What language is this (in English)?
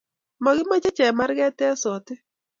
Kalenjin